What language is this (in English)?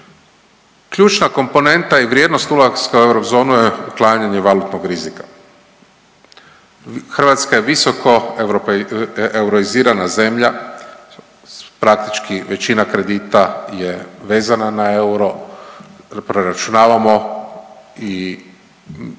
Croatian